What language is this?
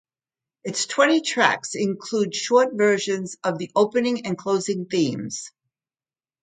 English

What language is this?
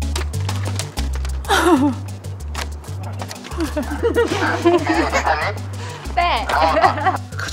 Korean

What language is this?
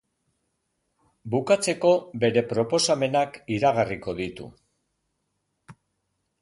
Basque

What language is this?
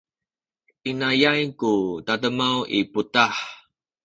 Sakizaya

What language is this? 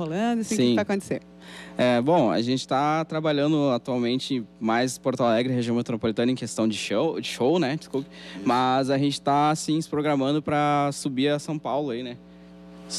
Portuguese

